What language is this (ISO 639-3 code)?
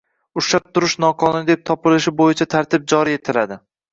uzb